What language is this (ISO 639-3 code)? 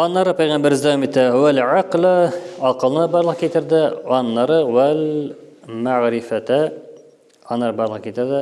tur